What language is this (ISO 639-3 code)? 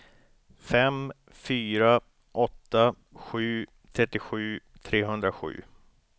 swe